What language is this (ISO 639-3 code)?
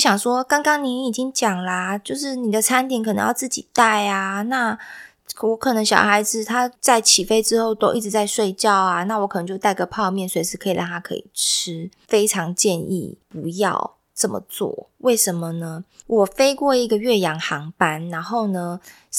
zho